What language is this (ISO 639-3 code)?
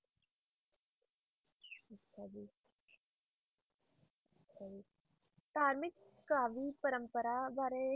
pan